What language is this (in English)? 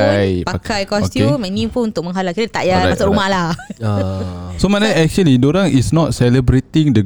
Malay